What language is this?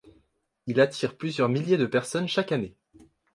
French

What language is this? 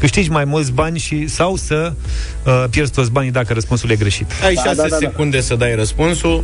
Romanian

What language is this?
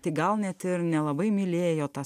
Lithuanian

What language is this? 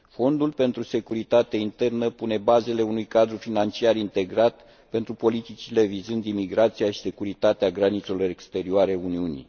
Romanian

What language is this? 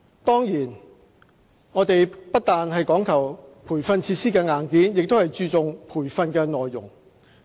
Cantonese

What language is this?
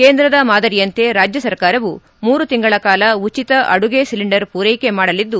Kannada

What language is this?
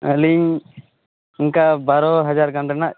Santali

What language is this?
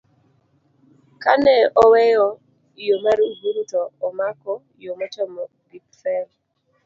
Luo (Kenya and Tanzania)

